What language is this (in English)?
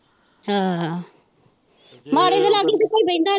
Punjabi